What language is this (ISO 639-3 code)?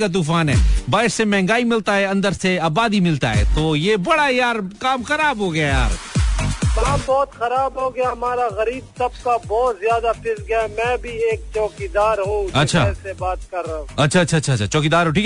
hin